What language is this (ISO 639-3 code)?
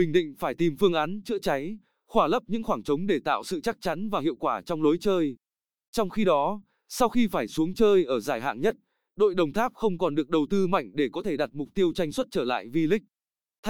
vie